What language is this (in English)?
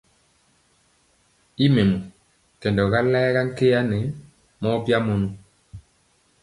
Mpiemo